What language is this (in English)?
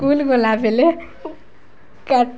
Odia